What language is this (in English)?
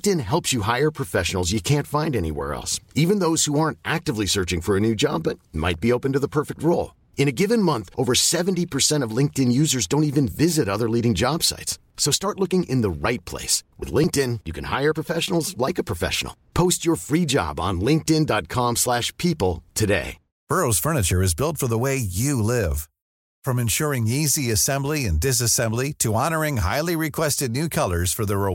Swedish